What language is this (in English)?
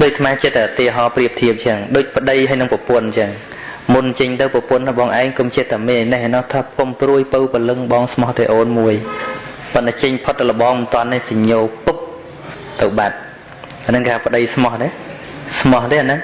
Vietnamese